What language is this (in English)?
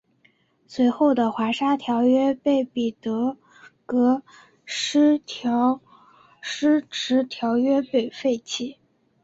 Chinese